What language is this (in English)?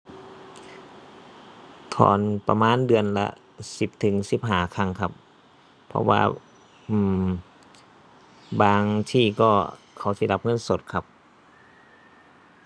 Thai